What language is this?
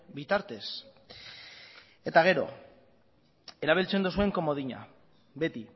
Basque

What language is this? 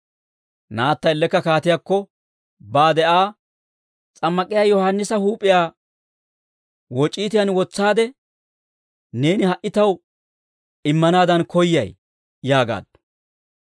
Dawro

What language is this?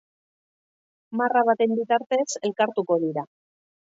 Basque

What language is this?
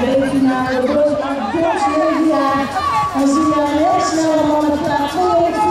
Dutch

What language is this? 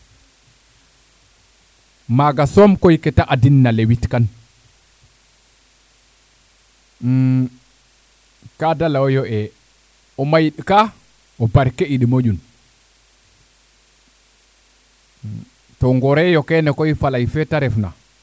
Serer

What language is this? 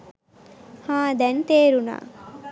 Sinhala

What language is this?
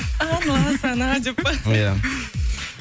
Kazakh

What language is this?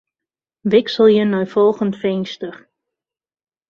Western Frisian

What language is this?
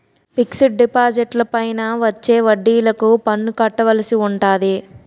Telugu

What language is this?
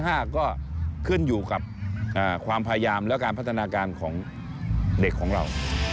Thai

